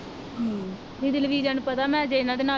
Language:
Punjabi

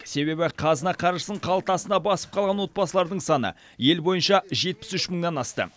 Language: Kazakh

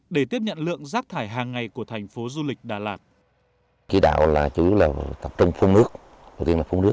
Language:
Vietnamese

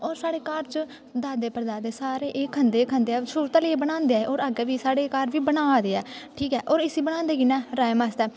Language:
Dogri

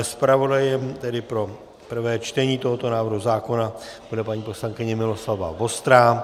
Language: Czech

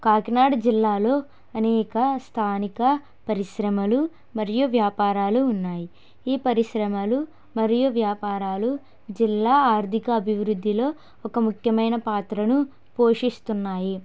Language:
Telugu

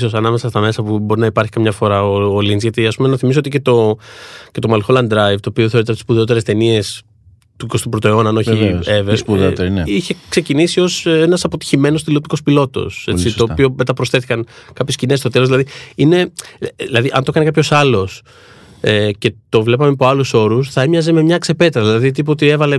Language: Greek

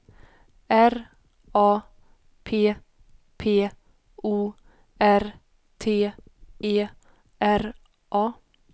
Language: Swedish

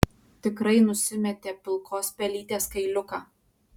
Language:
Lithuanian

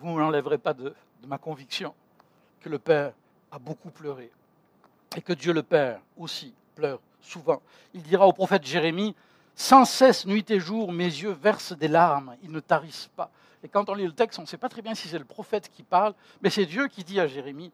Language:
French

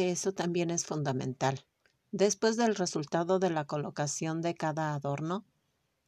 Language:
Spanish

